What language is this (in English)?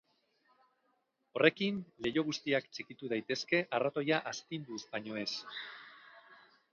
Basque